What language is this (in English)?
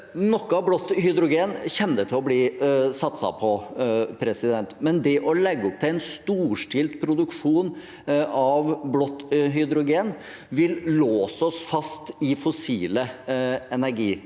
Norwegian